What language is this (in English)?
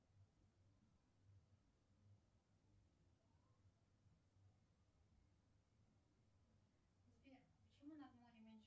Russian